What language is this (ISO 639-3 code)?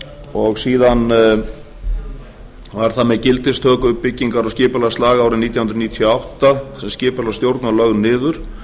isl